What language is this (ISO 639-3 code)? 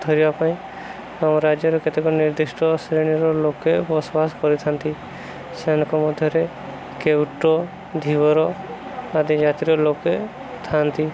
ori